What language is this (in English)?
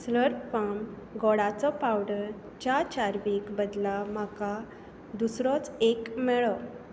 Konkani